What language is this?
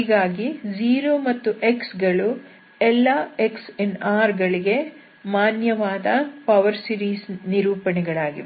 Kannada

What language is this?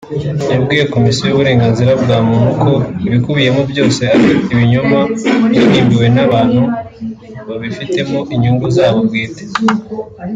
Kinyarwanda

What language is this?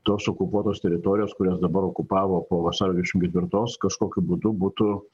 Lithuanian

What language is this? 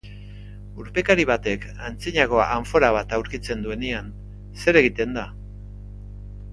Basque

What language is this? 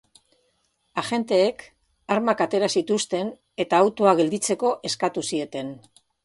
Basque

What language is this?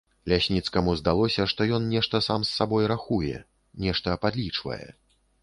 Belarusian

